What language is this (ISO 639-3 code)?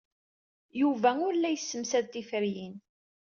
kab